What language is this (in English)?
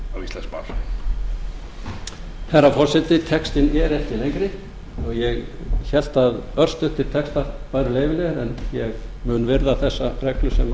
Icelandic